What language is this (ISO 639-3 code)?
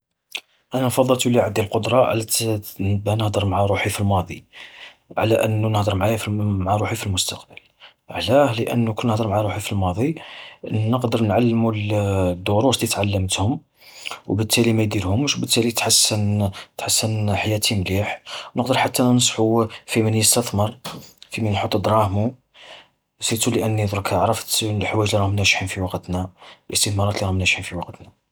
arq